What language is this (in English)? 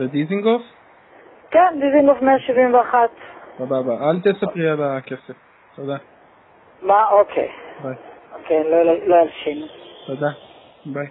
Hebrew